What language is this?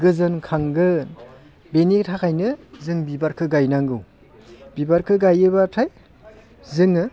Bodo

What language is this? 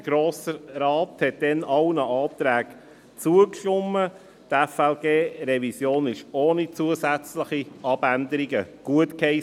Swiss German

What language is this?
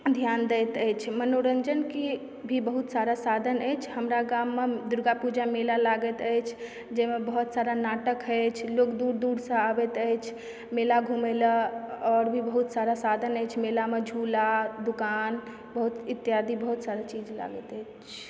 Maithili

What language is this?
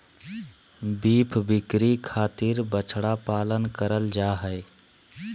Magahi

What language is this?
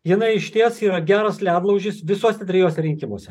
Lithuanian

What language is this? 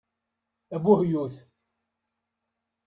Kabyle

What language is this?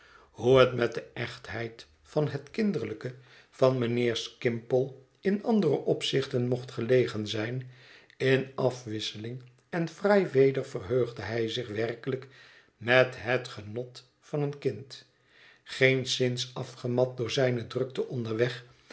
Dutch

